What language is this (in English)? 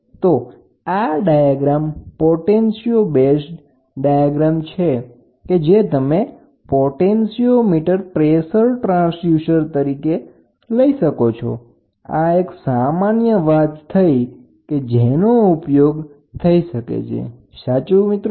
Gujarati